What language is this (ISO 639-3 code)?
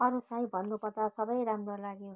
nep